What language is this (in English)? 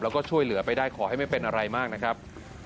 Thai